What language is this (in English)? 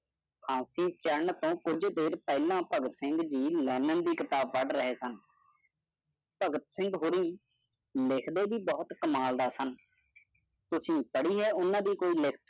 Punjabi